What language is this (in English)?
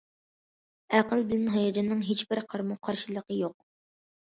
Uyghur